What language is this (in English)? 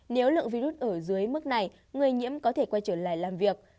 Vietnamese